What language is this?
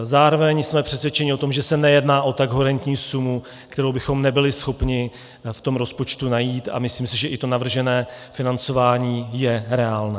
Czech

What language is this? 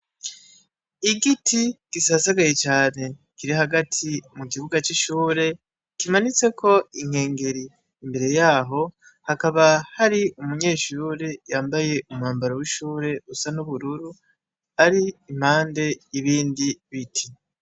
Rundi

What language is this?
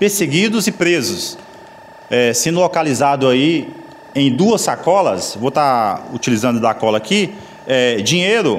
Portuguese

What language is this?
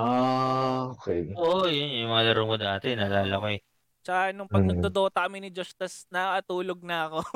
Filipino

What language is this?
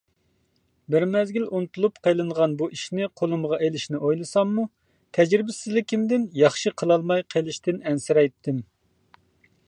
Uyghur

